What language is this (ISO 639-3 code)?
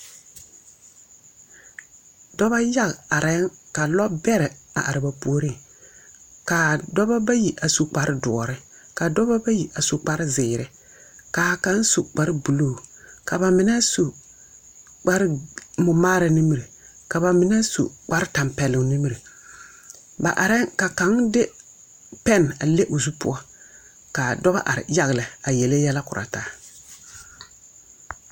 dga